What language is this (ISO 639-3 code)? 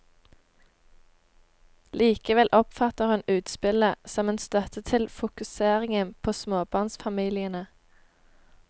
nor